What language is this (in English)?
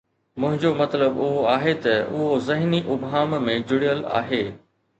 Sindhi